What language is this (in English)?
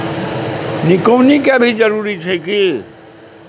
Maithili